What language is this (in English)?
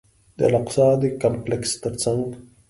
Pashto